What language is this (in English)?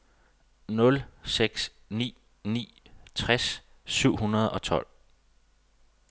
Danish